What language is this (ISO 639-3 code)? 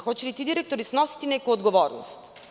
srp